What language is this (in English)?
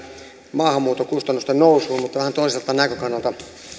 Finnish